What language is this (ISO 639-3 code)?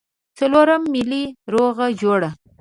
pus